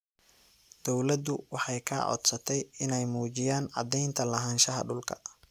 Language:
Somali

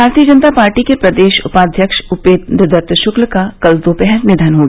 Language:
Hindi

